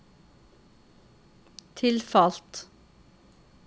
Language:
Norwegian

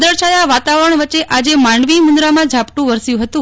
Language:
Gujarati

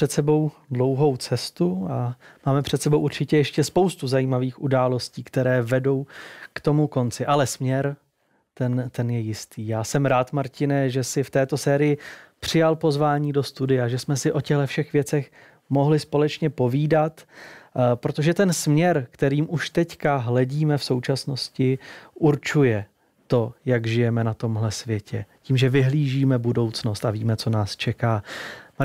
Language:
Czech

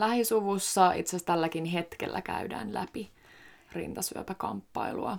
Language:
Finnish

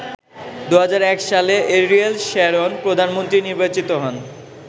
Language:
Bangla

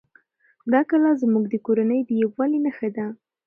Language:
Pashto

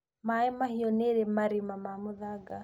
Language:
Kikuyu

